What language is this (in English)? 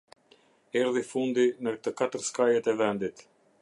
Albanian